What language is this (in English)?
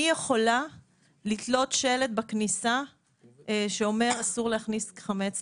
Hebrew